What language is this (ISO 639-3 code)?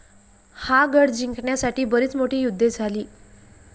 mar